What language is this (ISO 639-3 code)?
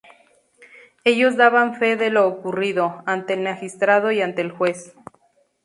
spa